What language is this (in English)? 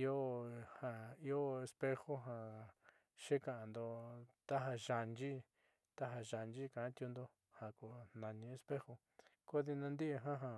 Southeastern Nochixtlán Mixtec